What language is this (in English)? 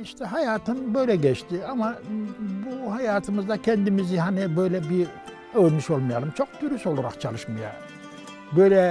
Turkish